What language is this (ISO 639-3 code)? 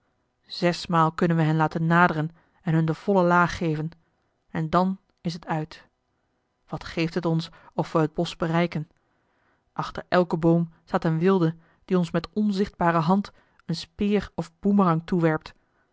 nld